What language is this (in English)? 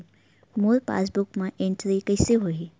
Chhattisgarhi